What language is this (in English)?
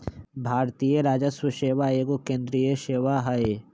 Magahi